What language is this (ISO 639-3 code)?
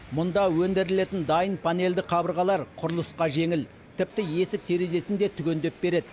kaz